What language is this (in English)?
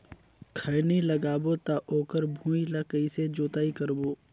Chhattisgarhi